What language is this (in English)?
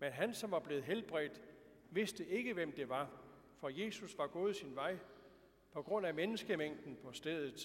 Danish